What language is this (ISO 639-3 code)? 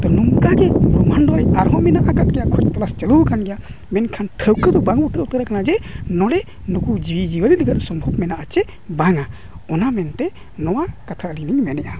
sat